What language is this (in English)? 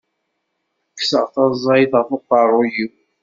Kabyle